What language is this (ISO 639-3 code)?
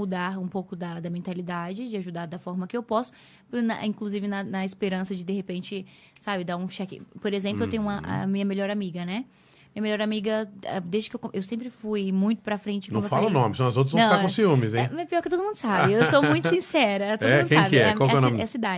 por